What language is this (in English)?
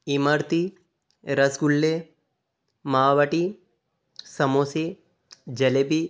Hindi